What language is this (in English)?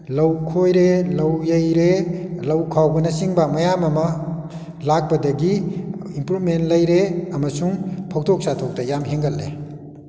Manipuri